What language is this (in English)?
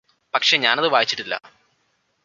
Malayalam